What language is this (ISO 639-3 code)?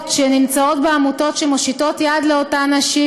heb